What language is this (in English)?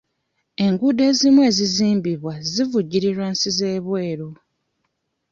Ganda